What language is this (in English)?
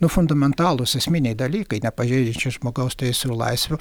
Lithuanian